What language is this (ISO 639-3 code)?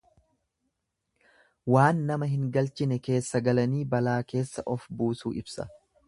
orm